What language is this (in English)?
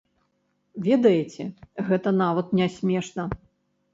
Belarusian